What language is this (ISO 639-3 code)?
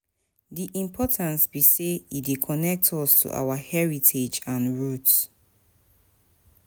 pcm